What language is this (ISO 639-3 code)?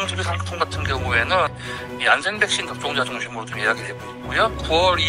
kor